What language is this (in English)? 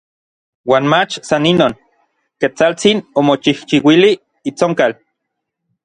Orizaba Nahuatl